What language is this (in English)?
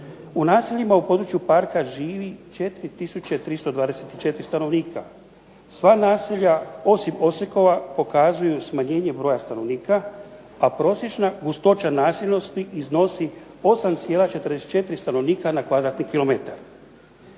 Croatian